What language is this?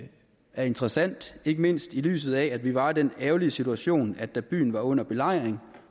Danish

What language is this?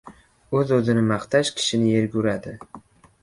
Uzbek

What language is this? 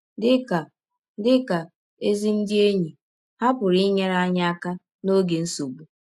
Igbo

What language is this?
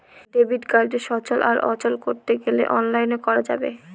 Bangla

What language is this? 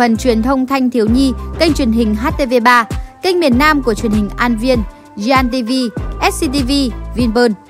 Vietnamese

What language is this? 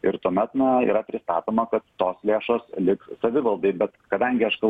Lithuanian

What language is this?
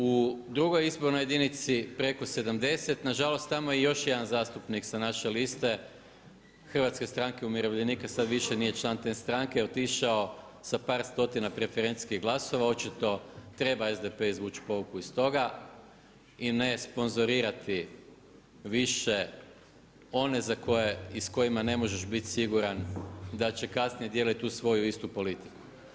Croatian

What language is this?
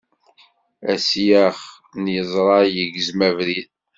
Kabyle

